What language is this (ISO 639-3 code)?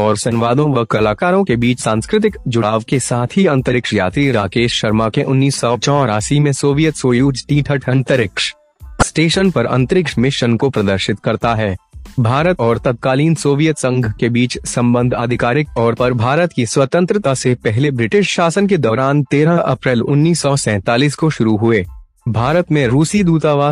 hin